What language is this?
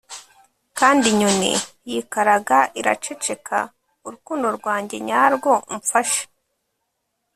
Kinyarwanda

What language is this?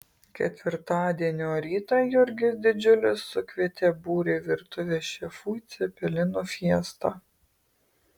Lithuanian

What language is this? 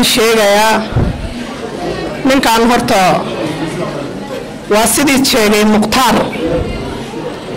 Arabic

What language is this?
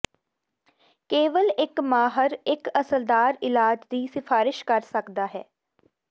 Punjabi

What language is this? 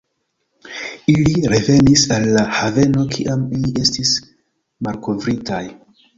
Esperanto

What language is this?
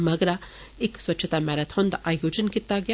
Dogri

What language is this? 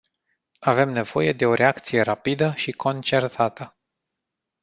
Romanian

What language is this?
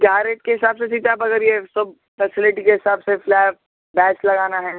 Urdu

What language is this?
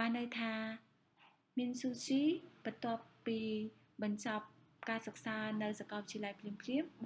Thai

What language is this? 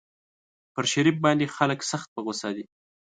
Pashto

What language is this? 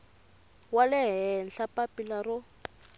Tsonga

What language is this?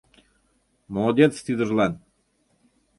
Mari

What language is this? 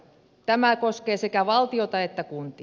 Finnish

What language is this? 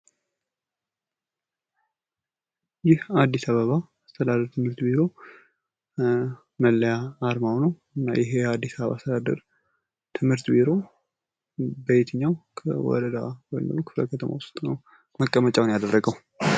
Amharic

